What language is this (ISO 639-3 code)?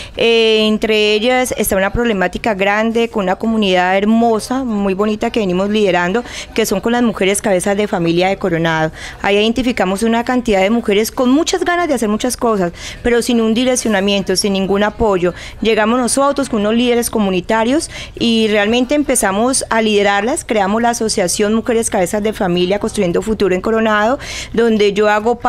spa